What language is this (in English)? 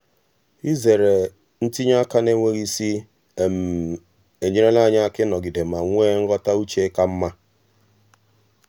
Igbo